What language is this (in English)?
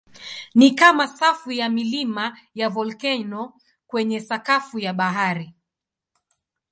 Swahili